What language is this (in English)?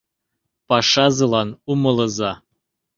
Mari